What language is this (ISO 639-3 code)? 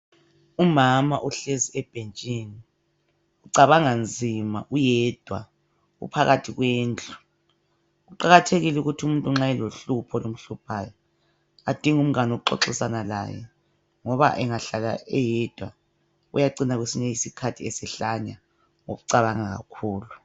nde